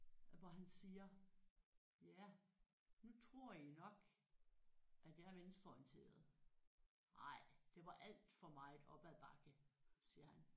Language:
Danish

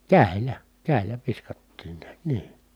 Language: Finnish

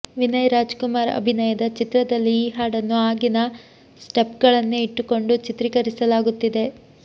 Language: Kannada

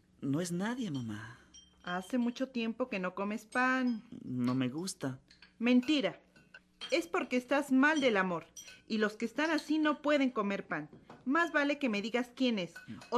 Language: Spanish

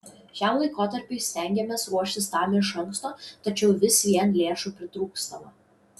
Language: Lithuanian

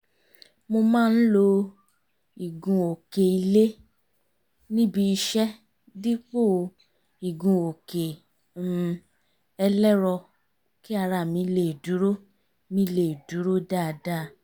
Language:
Yoruba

